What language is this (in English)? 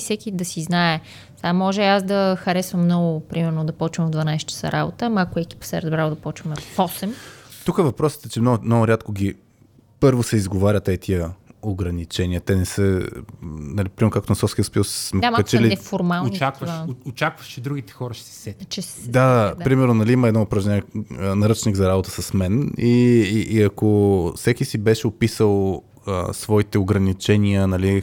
Bulgarian